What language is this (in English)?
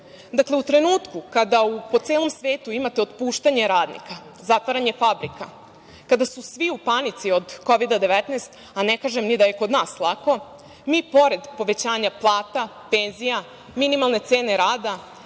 Serbian